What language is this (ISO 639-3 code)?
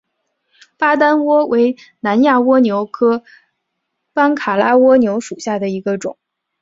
zho